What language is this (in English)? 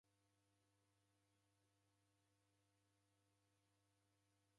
Taita